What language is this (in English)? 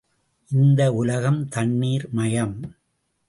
Tamil